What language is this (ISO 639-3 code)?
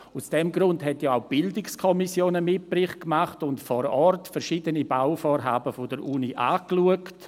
gsw